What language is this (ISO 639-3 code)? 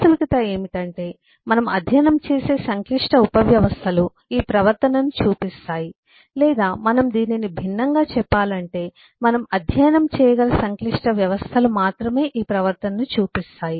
tel